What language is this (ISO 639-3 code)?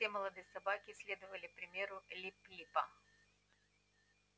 rus